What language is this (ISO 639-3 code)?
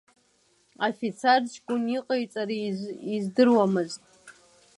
abk